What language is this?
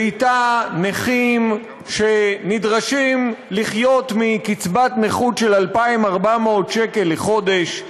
Hebrew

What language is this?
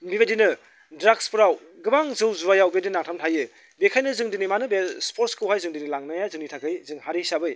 Bodo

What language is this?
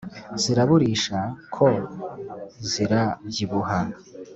Kinyarwanda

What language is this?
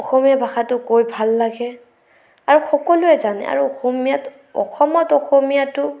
Assamese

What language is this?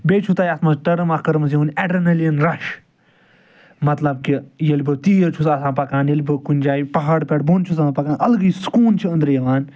Kashmiri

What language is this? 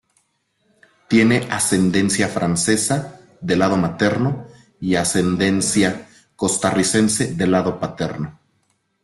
Spanish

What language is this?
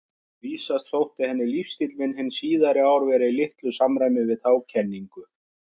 Icelandic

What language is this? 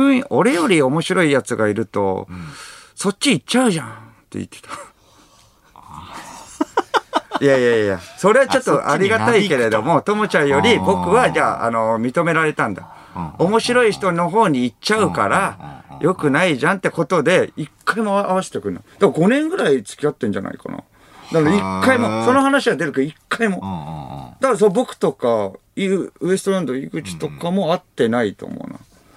Japanese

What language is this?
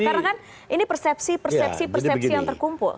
Indonesian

